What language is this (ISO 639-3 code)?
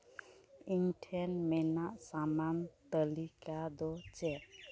sat